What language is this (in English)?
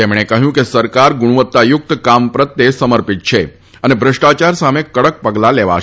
Gujarati